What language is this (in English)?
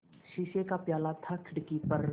Hindi